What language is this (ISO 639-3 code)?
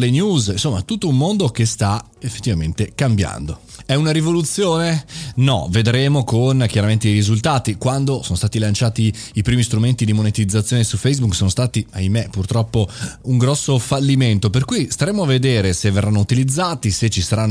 ita